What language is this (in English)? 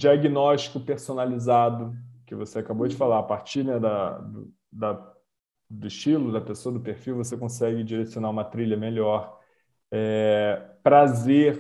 Portuguese